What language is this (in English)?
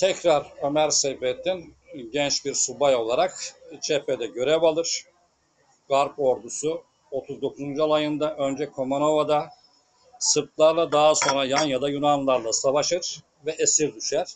Turkish